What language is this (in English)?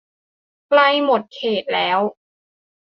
Thai